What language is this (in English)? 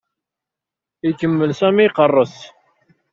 Kabyle